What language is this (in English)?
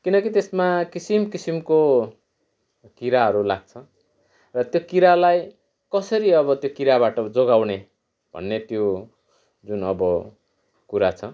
Nepali